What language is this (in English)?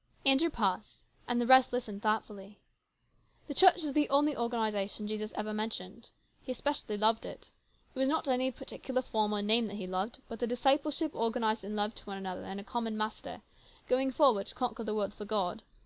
English